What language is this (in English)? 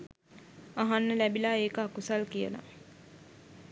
Sinhala